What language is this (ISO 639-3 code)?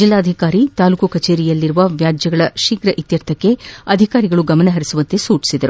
kan